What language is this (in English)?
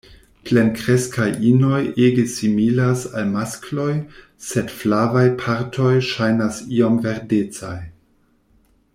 Esperanto